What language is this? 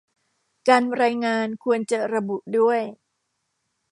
Thai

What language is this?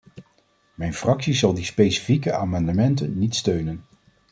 Dutch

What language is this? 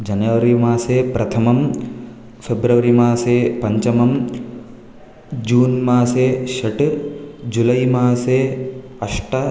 Sanskrit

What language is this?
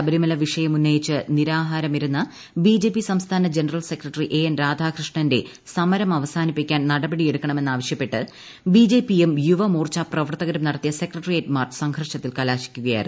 Malayalam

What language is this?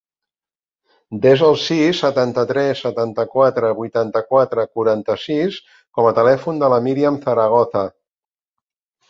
Catalan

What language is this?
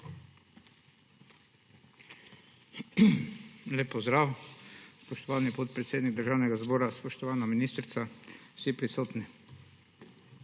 Slovenian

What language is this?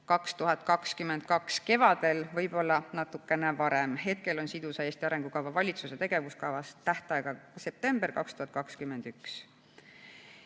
Estonian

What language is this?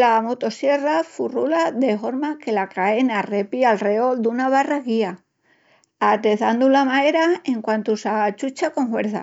Extremaduran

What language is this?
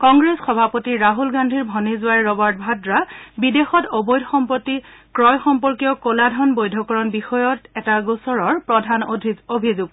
Assamese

